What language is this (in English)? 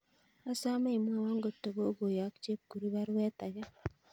Kalenjin